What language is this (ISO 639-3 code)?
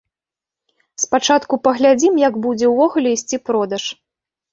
bel